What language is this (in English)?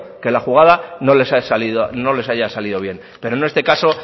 Spanish